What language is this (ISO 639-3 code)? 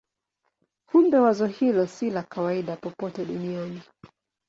swa